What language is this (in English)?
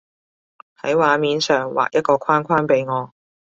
Cantonese